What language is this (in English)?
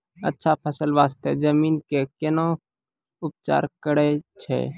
Maithili